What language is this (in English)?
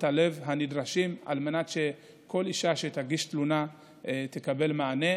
Hebrew